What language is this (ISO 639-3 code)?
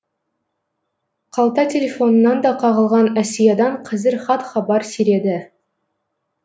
kaz